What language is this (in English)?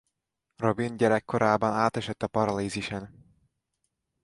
Hungarian